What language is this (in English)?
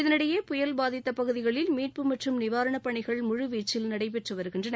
Tamil